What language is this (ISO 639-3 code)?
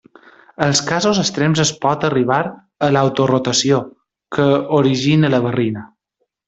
cat